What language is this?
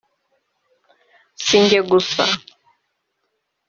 Kinyarwanda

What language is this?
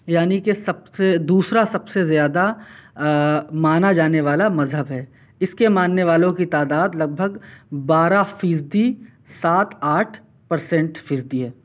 Urdu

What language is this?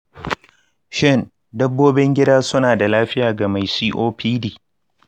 Hausa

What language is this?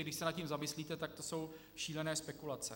Czech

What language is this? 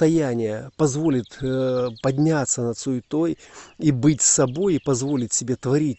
Russian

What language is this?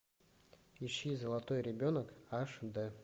Russian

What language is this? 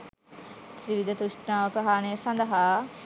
Sinhala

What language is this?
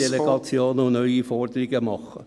Swiss German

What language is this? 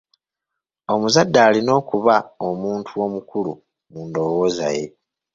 Ganda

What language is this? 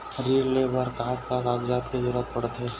Chhattisgarhi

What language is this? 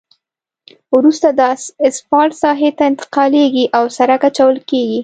Pashto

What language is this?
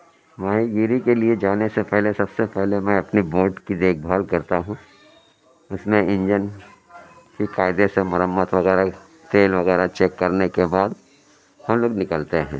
Urdu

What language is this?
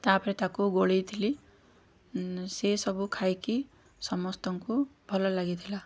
Odia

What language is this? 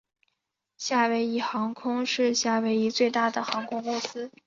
Chinese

